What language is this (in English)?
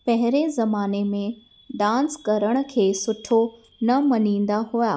Sindhi